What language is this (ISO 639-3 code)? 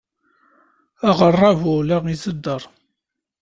kab